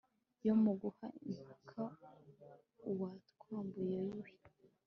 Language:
Kinyarwanda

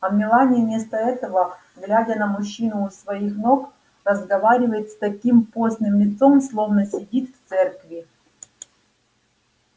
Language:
Russian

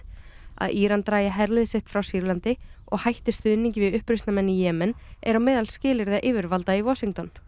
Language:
Icelandic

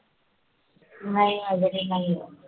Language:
Marathi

